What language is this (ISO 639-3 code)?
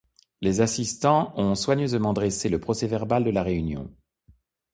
fra